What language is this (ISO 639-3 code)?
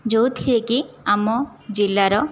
ori